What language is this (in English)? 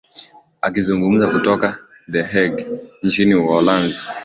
Swahili